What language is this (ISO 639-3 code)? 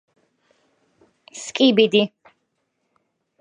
kat